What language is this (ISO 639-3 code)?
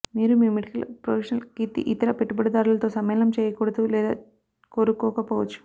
tel